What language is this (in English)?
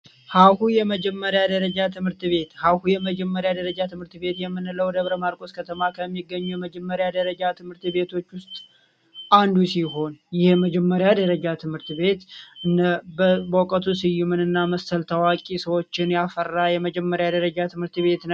Amharic